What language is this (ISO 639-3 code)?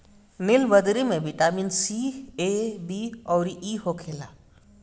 bho